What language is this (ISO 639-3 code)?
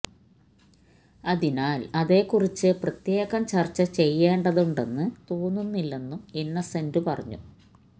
mal